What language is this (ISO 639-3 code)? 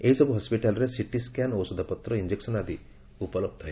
ori